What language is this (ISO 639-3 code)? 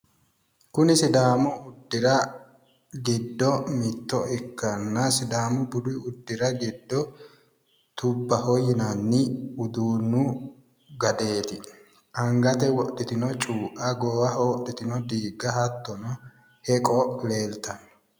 sid